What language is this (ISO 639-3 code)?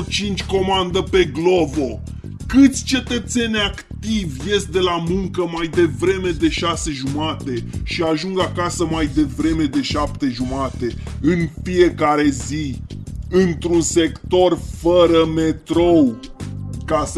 ron